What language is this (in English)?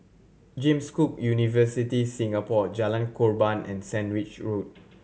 English